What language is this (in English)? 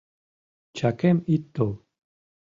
Mari